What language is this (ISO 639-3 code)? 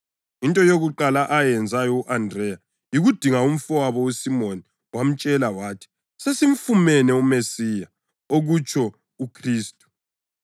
nde